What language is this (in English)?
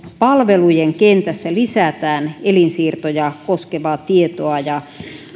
Finnish